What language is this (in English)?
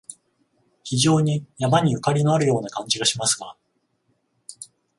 Japanese